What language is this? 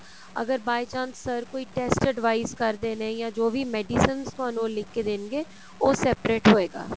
Punjabi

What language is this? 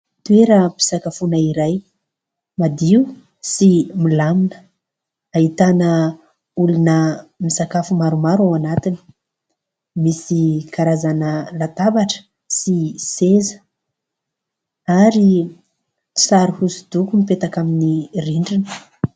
Malagasy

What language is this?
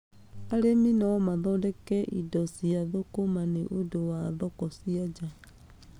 Kikuyu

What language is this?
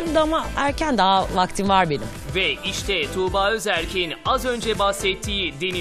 Turkish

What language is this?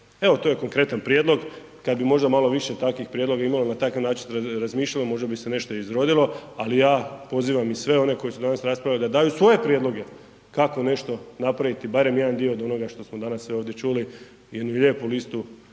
Croatian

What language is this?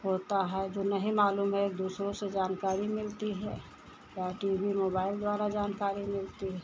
Hindi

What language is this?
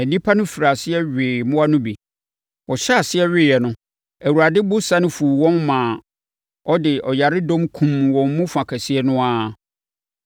Akan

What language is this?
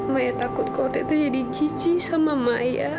Indonesian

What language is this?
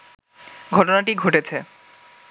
Bangla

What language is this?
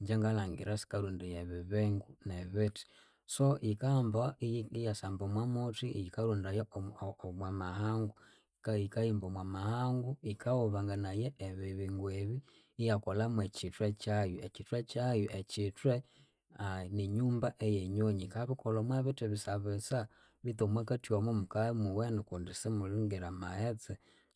Konzo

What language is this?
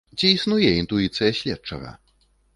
Belarusian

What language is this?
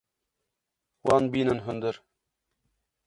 Kurdish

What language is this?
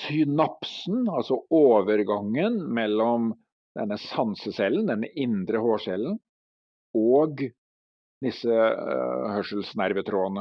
Norwegian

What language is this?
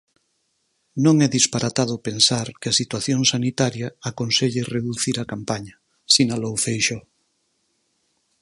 Galician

